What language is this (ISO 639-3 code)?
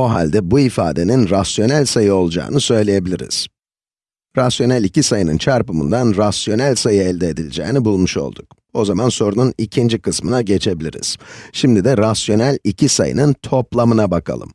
tur